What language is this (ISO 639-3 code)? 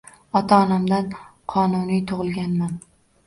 uzb